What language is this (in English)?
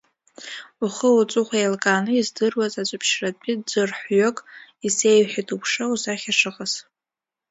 Abkhazian